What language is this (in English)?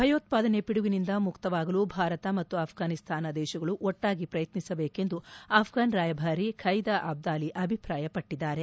Kannada